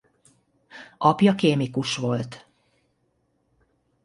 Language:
Hungarian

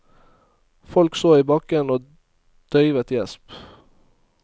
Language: Norwegian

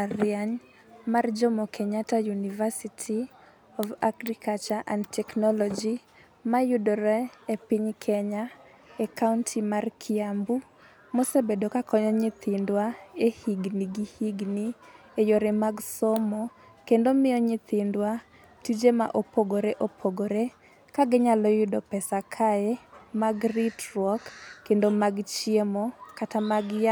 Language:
Luo (Kenya and Tanzania)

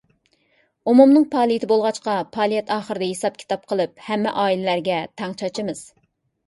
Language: Uyghur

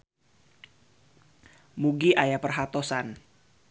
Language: Sundanese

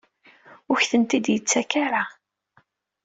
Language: Kabyle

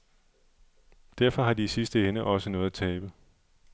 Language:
Danish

